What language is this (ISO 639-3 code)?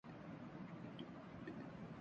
urd